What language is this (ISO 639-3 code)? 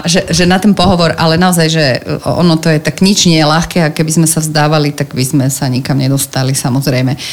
slk